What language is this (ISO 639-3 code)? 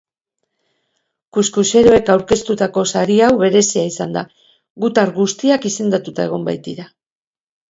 eus